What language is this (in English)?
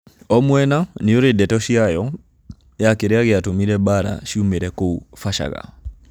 Kikuyu